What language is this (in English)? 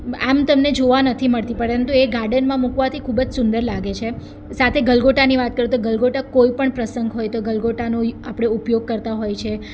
Gujarati